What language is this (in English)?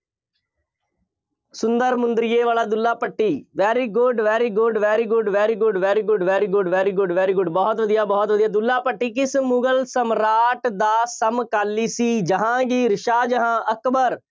Punjabi